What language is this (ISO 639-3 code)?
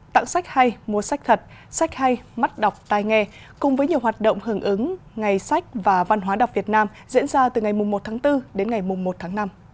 vie